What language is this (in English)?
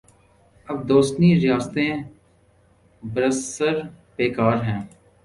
Urdu